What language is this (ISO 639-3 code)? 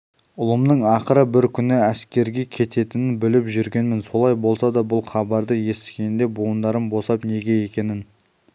kaz